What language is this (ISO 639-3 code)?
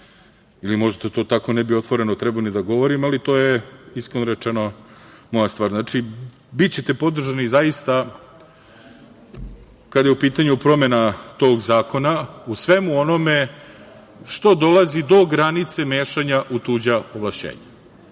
srp